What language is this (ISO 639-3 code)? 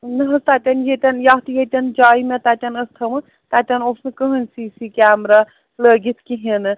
kas